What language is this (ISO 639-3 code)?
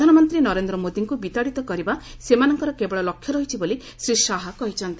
ori